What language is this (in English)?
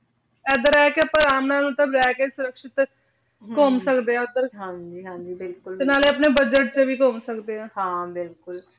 Punjabi